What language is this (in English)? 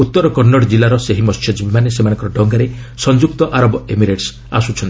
Odia